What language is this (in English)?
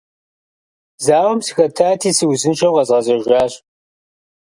Kabardian